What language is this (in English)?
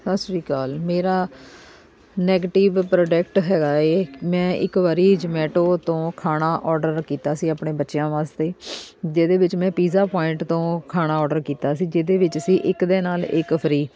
Punjabi